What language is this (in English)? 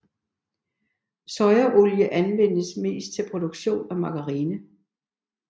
Danish